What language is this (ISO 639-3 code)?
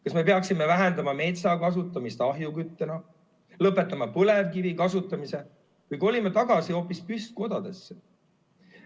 est